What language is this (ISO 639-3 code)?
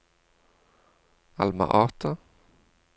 nor